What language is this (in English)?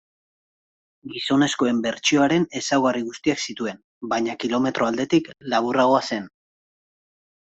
Basque